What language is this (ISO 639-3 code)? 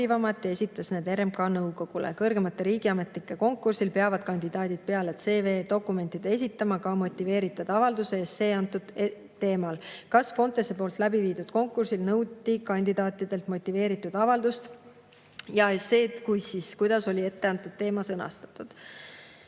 est